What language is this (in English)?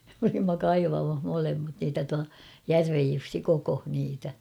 Finnish